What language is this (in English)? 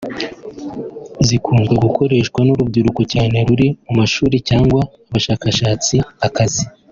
Kinyarwanda